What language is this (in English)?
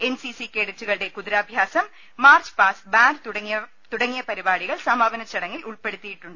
Malayalam